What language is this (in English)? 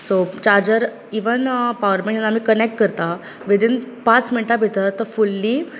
Konkani